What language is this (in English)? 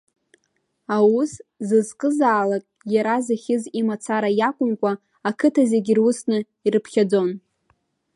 Abkhazian